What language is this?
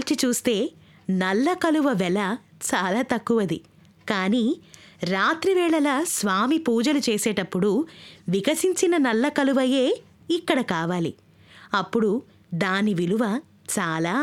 Telugu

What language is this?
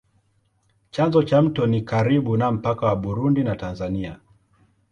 Swahili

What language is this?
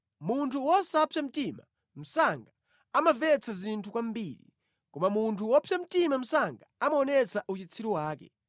Nyanja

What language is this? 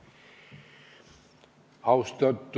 Estonian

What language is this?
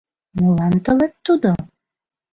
Mari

